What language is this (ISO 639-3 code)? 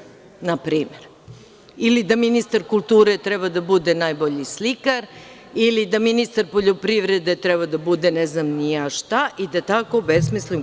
srp